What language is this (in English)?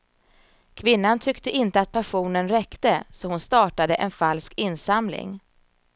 Swedish